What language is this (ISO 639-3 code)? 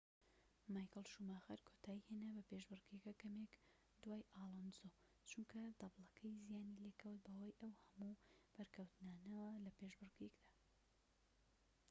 ckb